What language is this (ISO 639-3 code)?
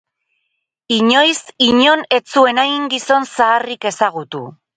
eus